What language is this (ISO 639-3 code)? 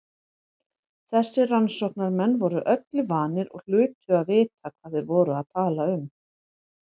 isl